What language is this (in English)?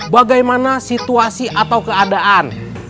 Indonesian